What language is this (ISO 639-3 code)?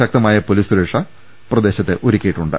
mal